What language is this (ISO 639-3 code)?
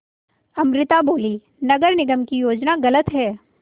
hin